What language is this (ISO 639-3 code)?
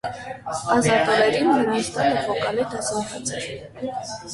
hye